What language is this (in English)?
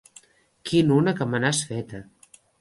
Catalan